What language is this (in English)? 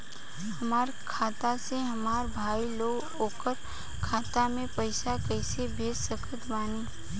Bhojpuri